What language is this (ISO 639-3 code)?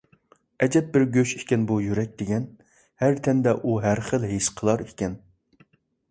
uig